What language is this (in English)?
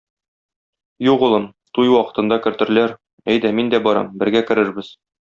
Tatar